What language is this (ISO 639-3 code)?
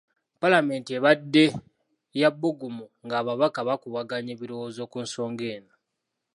lug